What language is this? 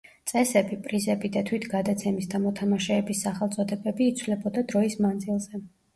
Georgian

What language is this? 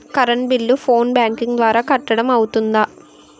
Telugu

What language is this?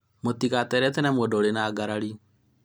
Kikuyu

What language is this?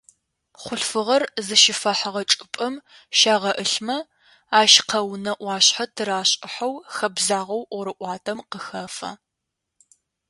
Adyghe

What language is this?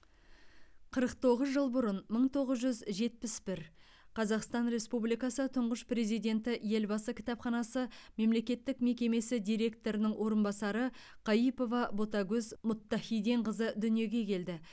Kazakh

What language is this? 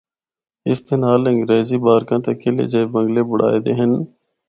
Northern Hindko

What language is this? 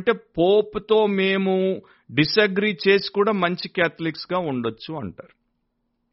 Telugu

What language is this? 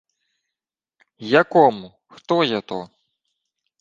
Ukrainian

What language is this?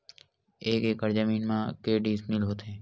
Chhattisgarhi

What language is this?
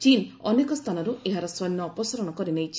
Odia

